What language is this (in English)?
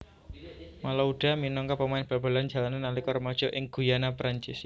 Javanese